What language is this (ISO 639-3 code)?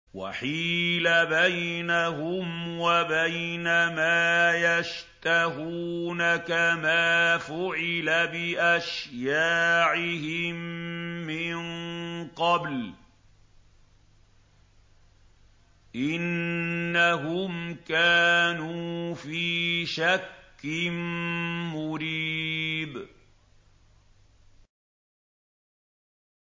ara